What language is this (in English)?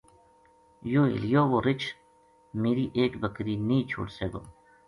Gujari